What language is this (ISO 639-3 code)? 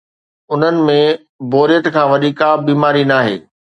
snd